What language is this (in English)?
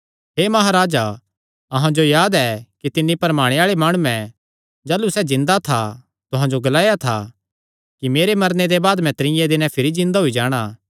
Kangri